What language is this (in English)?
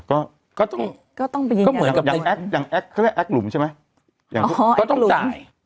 Thai